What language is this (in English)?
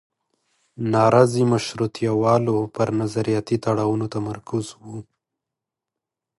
Pashto